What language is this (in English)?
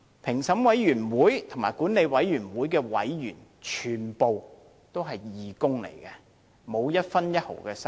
Cantonese